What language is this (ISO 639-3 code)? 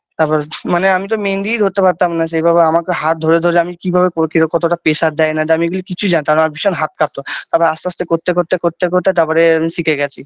ben